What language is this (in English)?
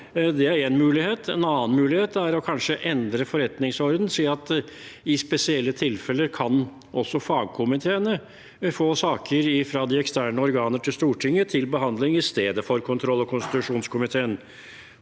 Norwegian